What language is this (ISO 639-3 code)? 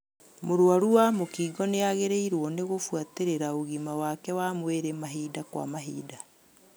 kik